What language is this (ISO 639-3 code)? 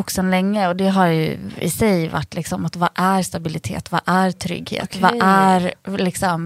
swe